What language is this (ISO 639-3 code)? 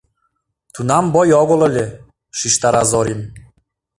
chm